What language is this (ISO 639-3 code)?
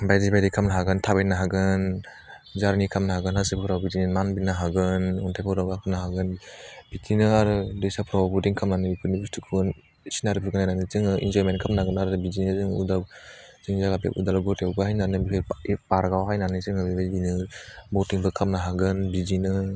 brx